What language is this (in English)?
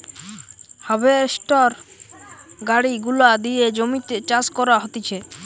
Bangla